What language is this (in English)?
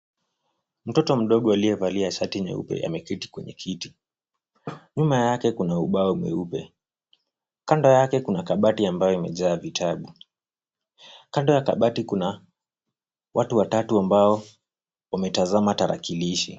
Swahili